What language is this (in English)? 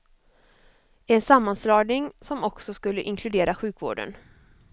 Swedish